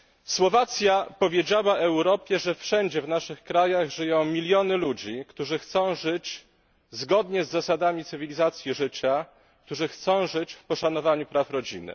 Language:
Polish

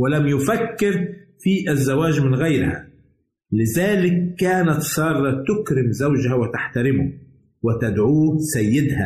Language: Arabic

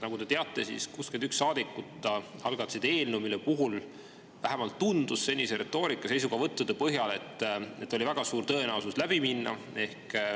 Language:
Estonian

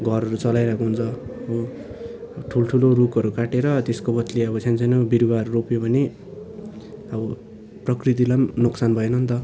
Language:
Nepali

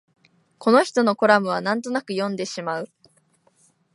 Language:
Japanese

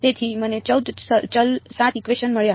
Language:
Gujarati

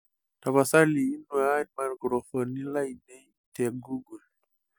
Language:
Masai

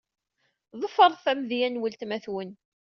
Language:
Kabyle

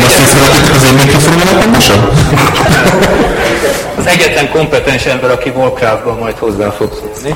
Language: Hungarian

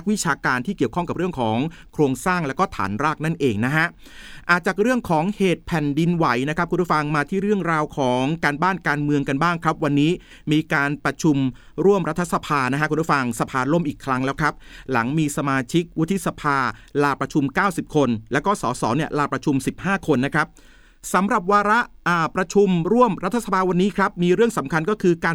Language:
Thai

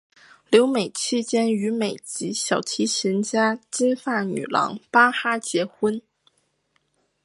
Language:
Chinese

